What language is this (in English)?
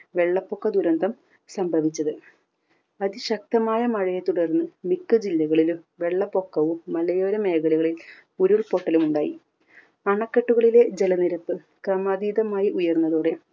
Malayalam